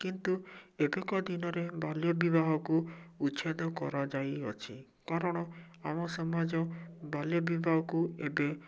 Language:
Odia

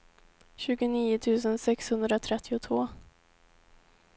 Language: Swedish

